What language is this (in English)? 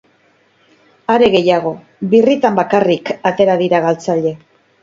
Basque